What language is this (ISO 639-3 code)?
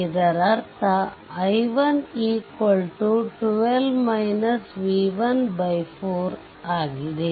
kan